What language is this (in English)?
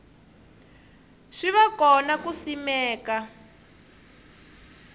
Tsonga